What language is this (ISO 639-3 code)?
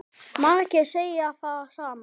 isl